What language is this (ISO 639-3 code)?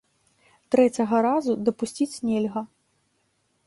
bel